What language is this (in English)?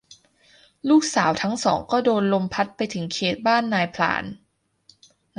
Thai